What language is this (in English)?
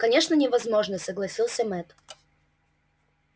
Russian